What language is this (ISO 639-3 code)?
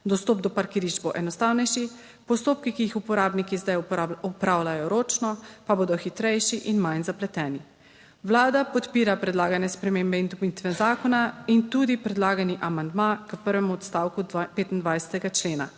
slv